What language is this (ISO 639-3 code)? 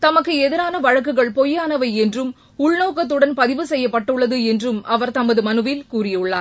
tam